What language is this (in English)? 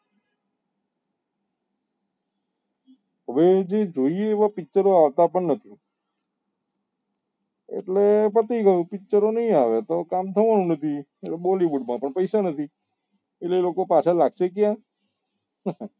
Gujarati